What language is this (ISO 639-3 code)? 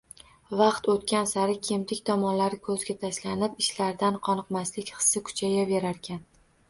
uzb